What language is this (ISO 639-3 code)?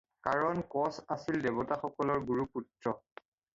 asm